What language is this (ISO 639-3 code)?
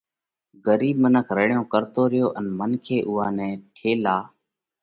kvx